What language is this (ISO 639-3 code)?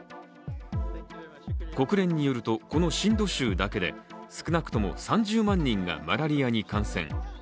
jpn